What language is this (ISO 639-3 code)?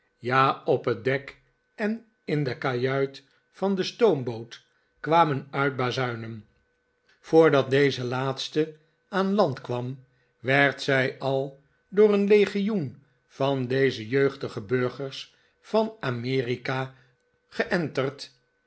nld